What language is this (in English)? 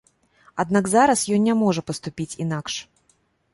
Belarusian